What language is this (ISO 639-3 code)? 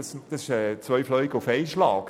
gsw